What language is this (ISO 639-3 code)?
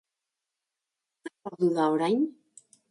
eus